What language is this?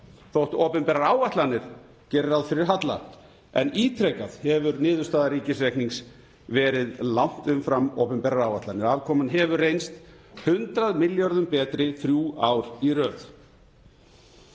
Icelandic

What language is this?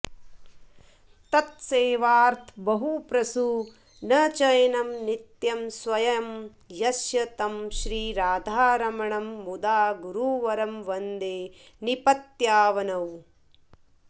Sanskrit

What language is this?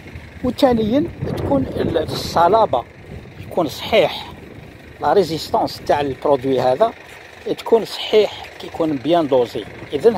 Arabic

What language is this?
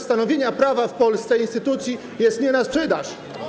Polish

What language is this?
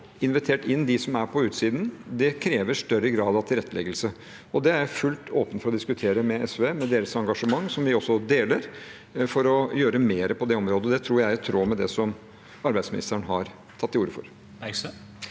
Norwegian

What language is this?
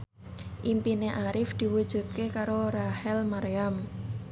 Javanese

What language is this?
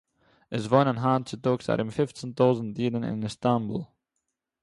Yiddish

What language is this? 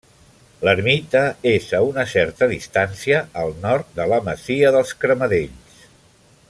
Catalan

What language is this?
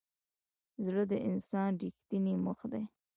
Pashto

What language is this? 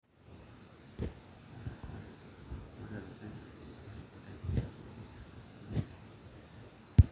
Masai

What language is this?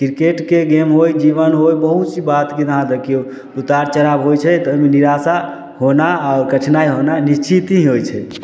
Maithili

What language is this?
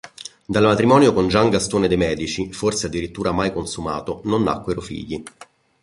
Italian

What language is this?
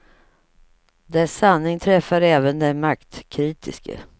Swedish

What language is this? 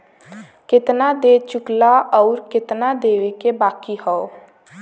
Bhojpuri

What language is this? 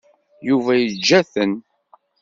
Kabyle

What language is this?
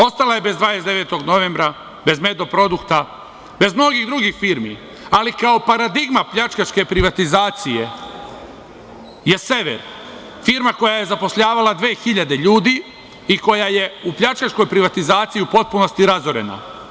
Serbian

